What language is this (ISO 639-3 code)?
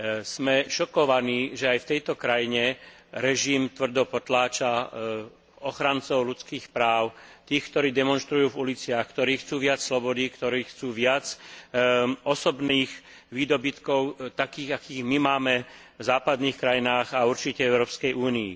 slk